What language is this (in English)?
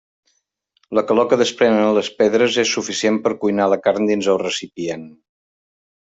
Catalan